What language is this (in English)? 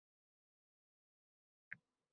Uzbek